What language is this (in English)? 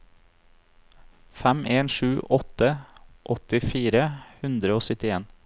Norwegian